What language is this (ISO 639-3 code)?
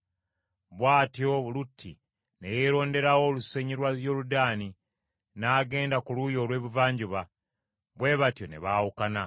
lug